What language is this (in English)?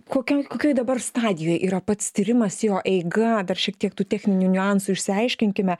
Lithuanian